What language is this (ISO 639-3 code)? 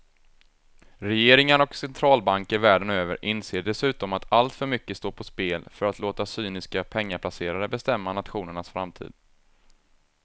swe